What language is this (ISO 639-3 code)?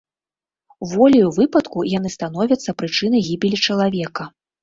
bel